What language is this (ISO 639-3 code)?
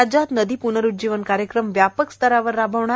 mar